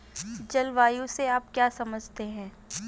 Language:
Hindi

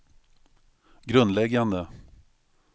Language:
Swedish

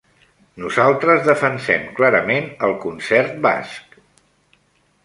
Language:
Catalan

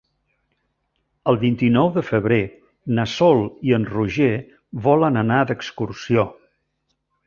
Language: Catalan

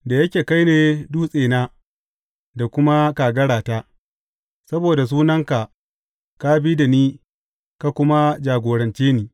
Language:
Hausa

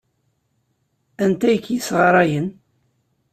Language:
Kabyle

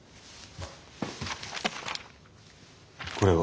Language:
Japanese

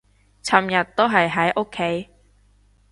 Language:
Cantonese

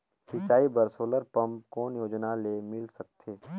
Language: Chhattisgarhi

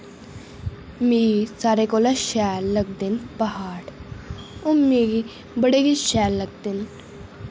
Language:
Dogri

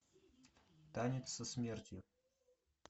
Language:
Russian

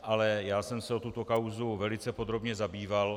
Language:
Czech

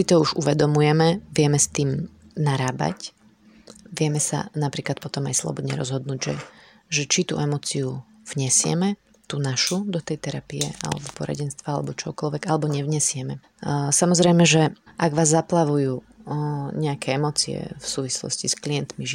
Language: Slovak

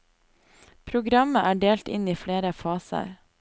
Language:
Norwegian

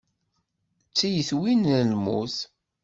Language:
Kabyle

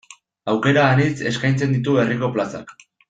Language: Basque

